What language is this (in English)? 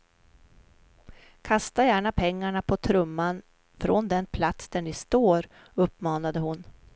Swedish